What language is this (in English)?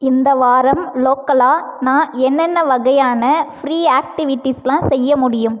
Tamil